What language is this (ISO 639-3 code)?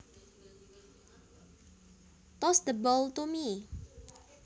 jav